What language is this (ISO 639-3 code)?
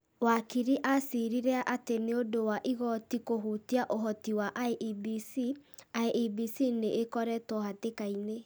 kik